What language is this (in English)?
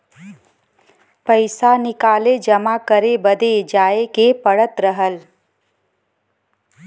Bhojpuri